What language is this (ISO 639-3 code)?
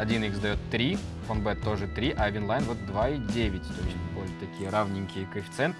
rus